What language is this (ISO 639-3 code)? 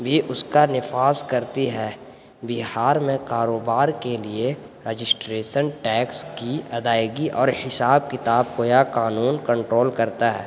urd